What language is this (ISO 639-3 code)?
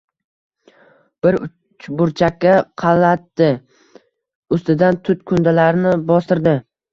uzb